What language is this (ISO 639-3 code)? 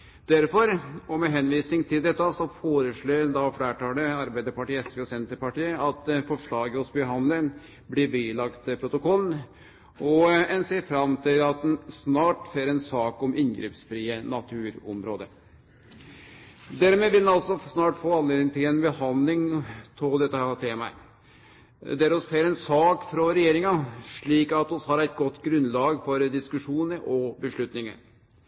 nno